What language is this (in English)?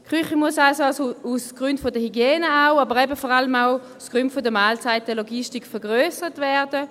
Swiss German